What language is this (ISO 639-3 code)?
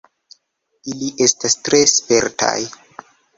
epo